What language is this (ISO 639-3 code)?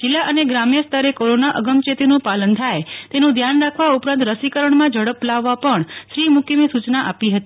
guj